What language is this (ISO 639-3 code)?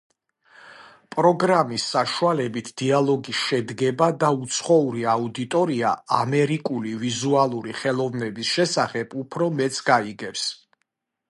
kat